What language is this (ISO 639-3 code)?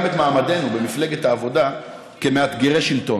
heb